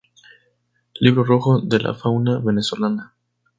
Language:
Spanish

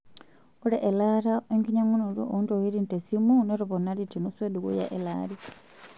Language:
Masai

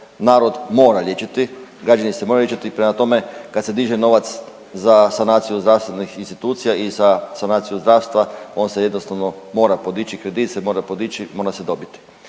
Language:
Croatian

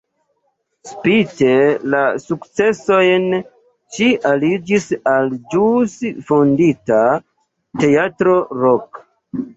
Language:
Esperanto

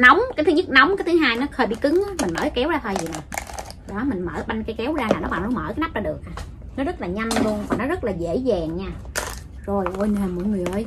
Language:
Vietnamese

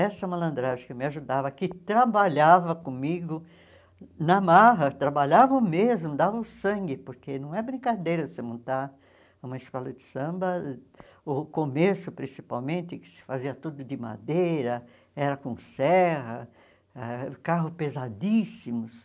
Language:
Portuguese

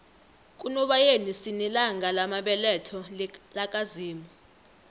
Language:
South Ndebele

